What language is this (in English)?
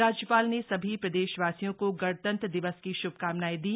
Hindi